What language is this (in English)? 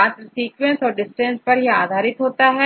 Hindi